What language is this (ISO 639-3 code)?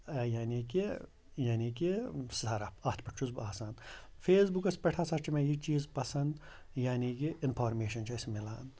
kas